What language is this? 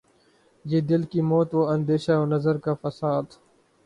Urdu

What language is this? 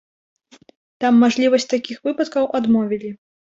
Belarusian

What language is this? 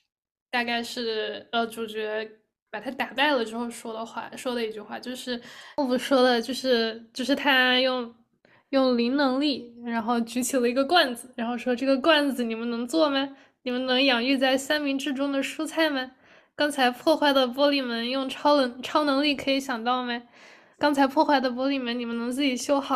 Chinese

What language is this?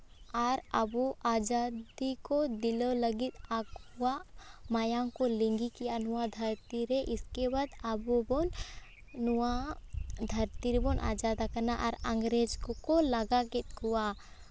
Santali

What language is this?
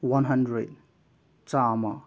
Manipuri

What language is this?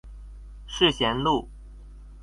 Chinese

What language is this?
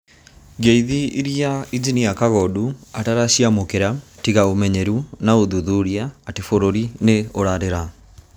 Kikuyu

